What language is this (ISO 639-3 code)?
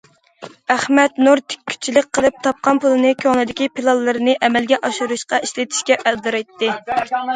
uig